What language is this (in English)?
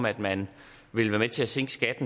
Danish